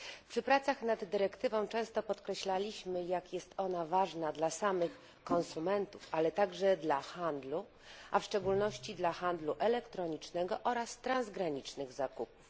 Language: Polish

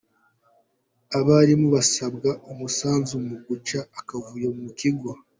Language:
Kinyarwanda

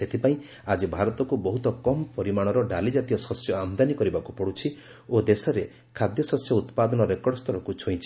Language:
Odia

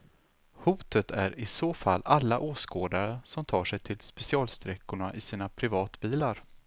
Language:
Swedish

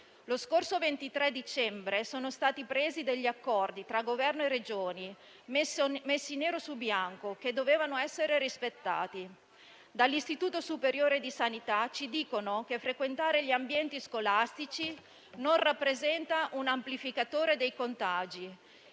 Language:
Italian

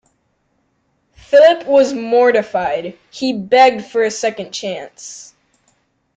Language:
English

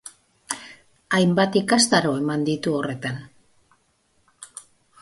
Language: Basque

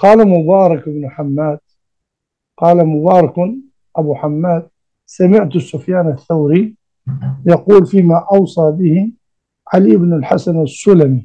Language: Arabic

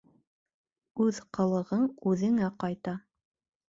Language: Bashkir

